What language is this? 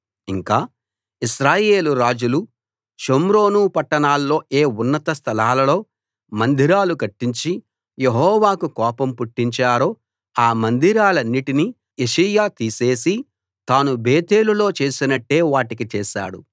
Telugu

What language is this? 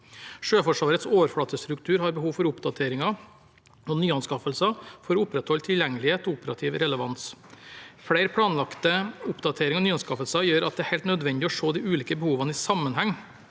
Norwegian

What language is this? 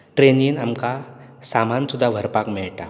Konkani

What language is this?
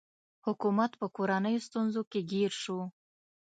Pashto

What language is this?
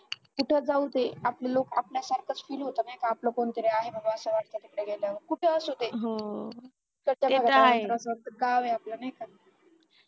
Marathi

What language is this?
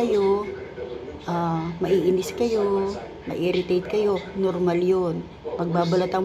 Filipino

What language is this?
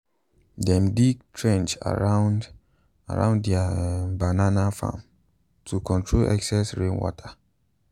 Nigerian Pidgin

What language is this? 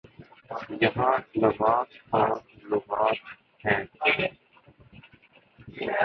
Urdu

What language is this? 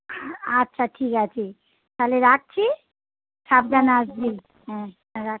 Bangla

